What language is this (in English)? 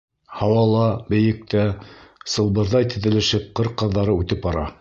Bashkir